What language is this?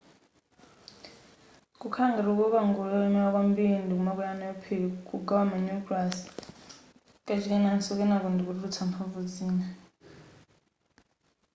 Nyanja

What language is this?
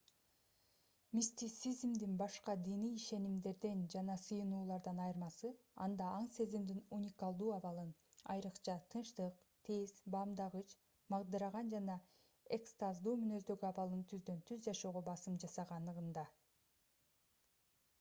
Kyrgyz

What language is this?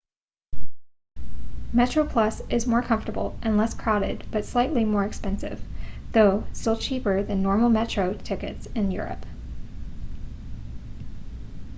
English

